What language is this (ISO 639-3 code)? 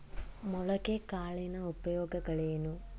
kan